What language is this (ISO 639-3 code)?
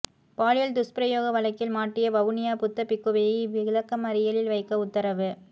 tam